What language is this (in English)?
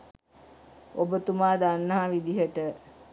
Sinhala